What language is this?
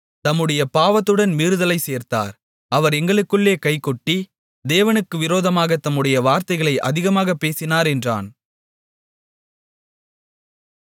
Tamil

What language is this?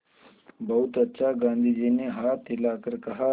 Hindi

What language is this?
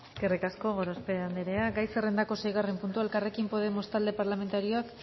Basque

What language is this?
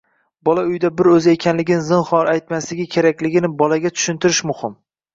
Uzbek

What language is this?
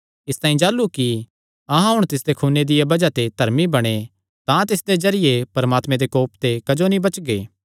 Kangri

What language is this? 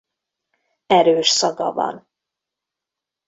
Hungarian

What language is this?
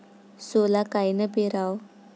Marathi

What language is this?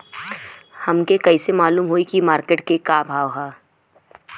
Bhojpuri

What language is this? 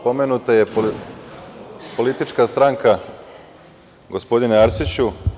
Serbian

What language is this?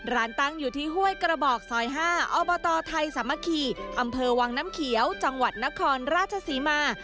Thai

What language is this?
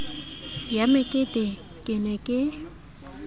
Southern Sotho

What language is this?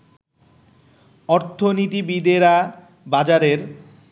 Bangla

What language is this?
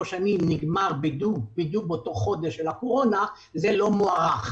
Hebrew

